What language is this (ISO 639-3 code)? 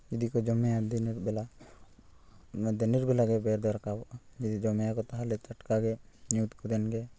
sat